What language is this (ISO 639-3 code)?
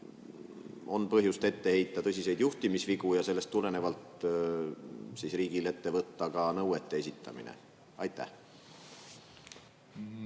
est